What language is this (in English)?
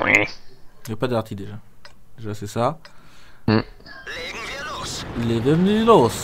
French